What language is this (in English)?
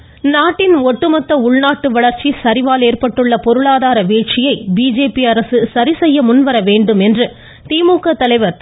Tamil